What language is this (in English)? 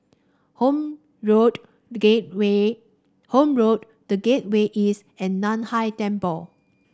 English